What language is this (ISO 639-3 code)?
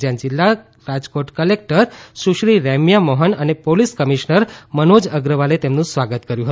guj